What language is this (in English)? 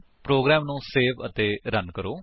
Punjabi